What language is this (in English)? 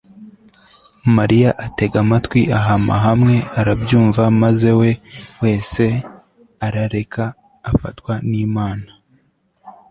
Kinyarwanda